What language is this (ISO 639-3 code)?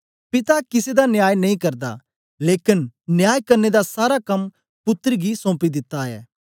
doi